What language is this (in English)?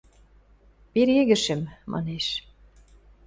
Western Mari